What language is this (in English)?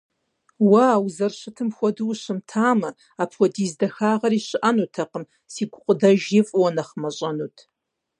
Kabardian